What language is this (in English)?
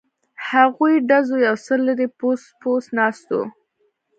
Pashto